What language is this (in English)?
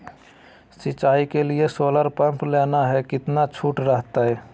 Magahi